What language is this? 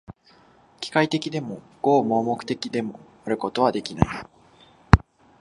Japanese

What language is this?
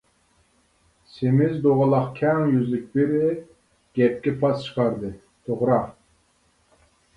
Uyghur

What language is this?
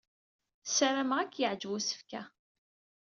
Kabyle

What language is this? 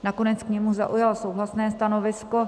Czech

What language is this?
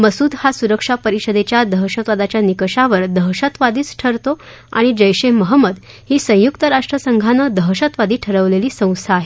Marathi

